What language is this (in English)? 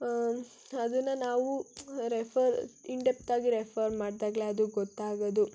Kannada